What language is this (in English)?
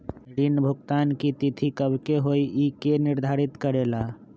Magahi